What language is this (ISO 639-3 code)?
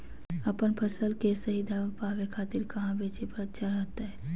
mag